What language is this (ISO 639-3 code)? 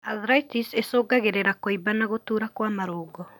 kik